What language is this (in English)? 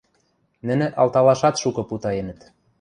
Western Mari